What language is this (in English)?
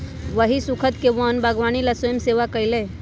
Magahi